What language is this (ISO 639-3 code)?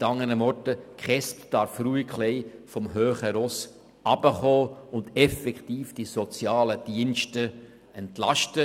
gsw